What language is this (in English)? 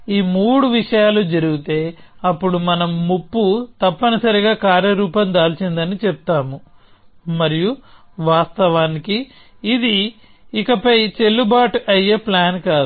Telugu